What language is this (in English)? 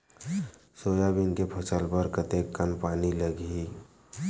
Chhattisgarhi